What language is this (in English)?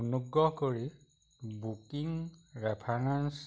Assamese